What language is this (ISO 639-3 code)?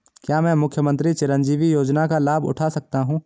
hin